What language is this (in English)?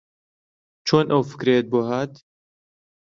Central Kurdish